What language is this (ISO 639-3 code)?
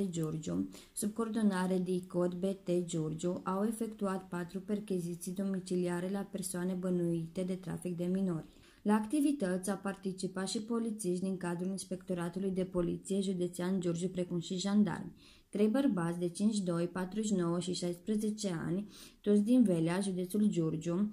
ron